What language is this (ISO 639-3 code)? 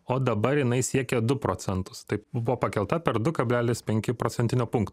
lit